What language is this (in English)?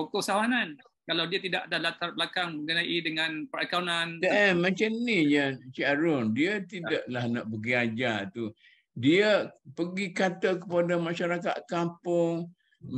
Malay